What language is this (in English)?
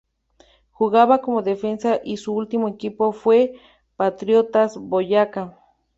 Spanish